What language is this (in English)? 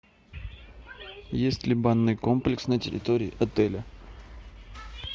Russian